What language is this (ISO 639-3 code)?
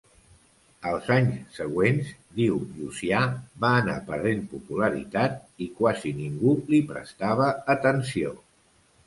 cat